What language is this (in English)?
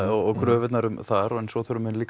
Icelandic